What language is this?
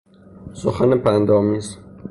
Persian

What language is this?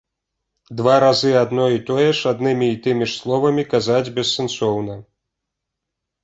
Belarusian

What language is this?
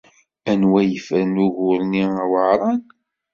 Kabyle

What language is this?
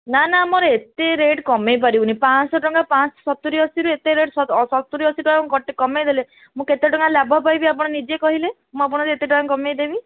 Odia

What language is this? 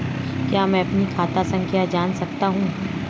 Hindi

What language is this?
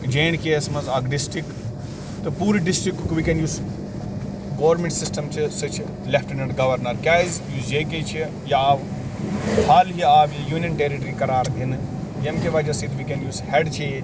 Kashmiri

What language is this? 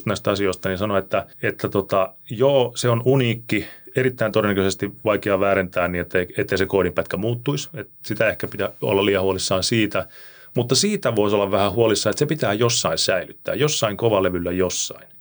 Finnish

